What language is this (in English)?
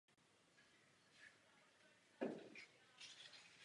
Czech